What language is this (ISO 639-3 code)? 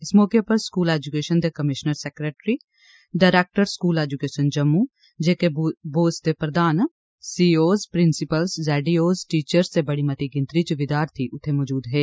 doi